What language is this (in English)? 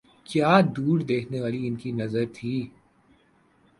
Urdu